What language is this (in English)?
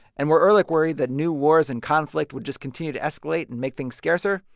English